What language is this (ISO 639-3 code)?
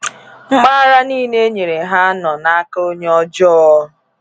ibo